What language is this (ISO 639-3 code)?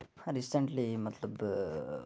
kas